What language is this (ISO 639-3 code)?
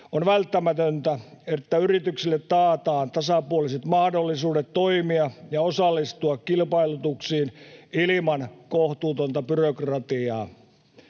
fin